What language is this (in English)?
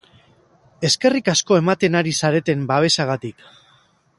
Basque